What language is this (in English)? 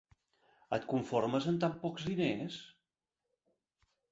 Catalan